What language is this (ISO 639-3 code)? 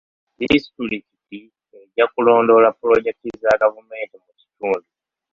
lug